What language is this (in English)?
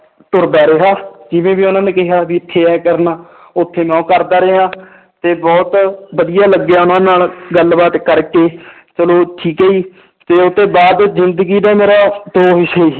Punjabi